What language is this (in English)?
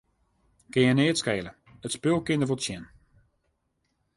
Western Frisian